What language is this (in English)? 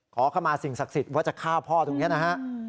Thai